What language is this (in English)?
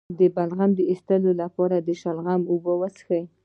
Pashto